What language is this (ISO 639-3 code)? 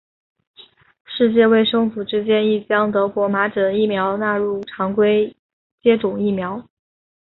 zho